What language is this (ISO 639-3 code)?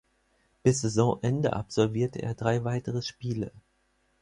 deu